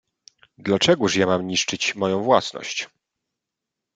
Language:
Polish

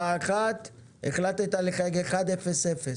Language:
Hebrew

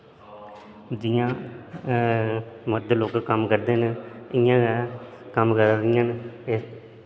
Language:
Dogri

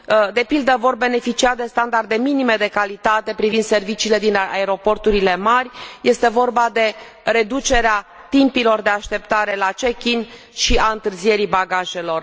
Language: Romanian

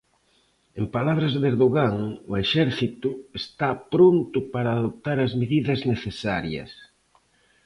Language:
Galician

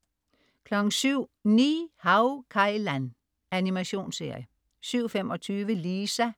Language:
Danish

